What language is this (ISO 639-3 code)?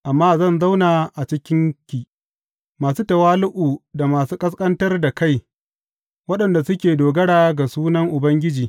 hau